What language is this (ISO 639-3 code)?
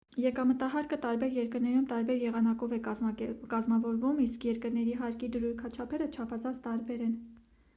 hye